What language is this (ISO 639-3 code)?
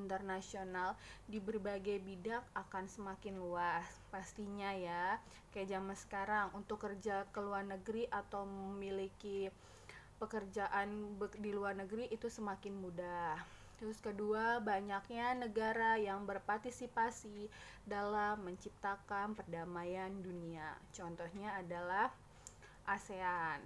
ind